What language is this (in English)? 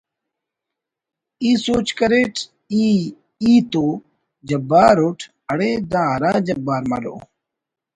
Brahui